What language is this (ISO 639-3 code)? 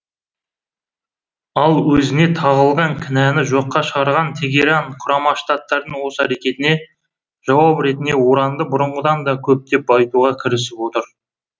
kaz